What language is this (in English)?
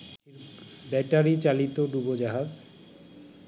Bangla